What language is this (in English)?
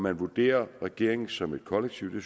Danish